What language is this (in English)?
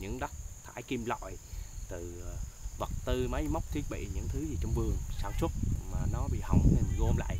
Vietnamese